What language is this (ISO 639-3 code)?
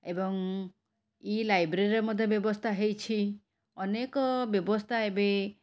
ori